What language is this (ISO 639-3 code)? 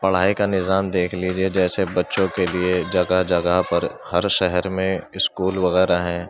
urd